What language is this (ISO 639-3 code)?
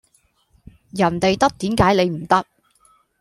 yue